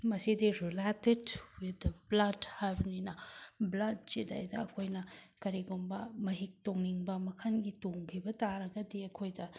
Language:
Manipuri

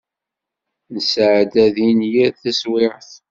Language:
Kabyle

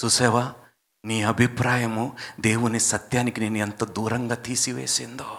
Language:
Telugu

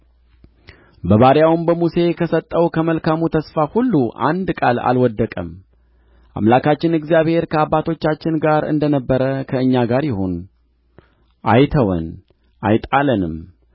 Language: Amharic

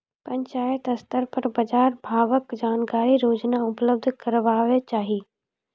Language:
Maithili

